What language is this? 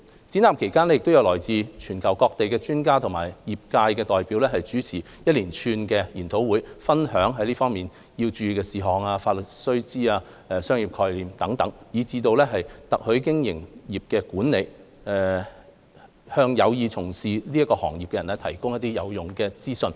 Cantonese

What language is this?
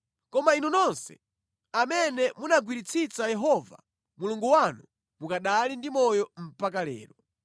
Nyanja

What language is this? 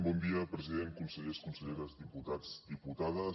Catalan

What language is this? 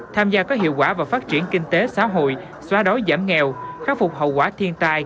Vietnamese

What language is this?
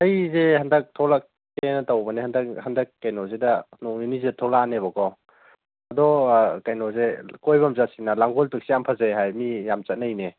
Manipuri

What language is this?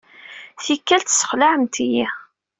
Kabyle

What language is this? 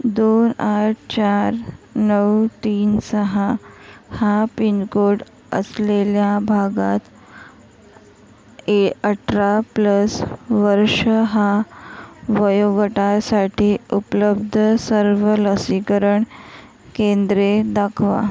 Marathi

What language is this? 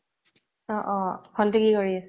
Assamese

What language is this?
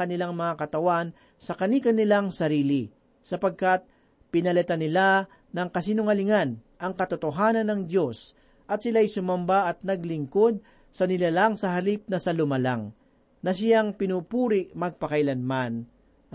Filipino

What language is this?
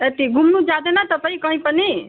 Nepali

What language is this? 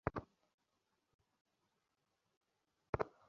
Bangla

